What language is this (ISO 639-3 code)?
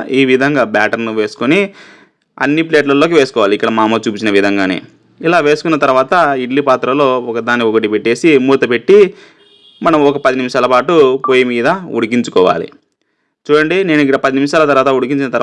tel